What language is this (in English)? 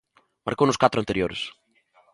Galician